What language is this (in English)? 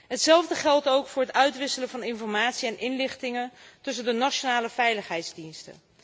Dutch